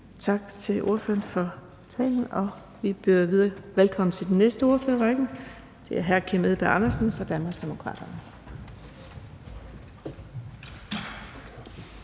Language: Danish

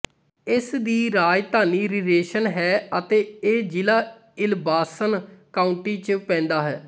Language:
Punjabi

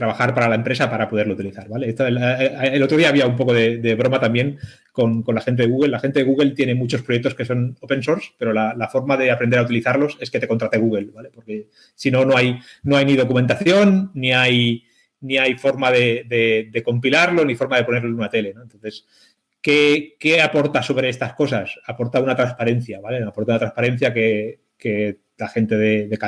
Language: Spanish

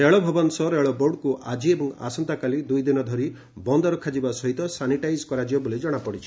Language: Odia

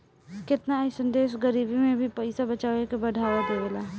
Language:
Bhojpuri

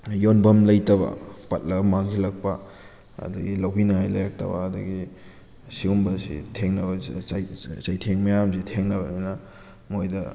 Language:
Manipuri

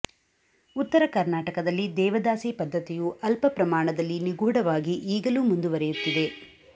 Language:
Kannada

